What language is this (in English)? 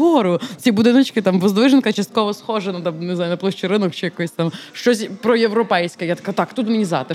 Ukrainian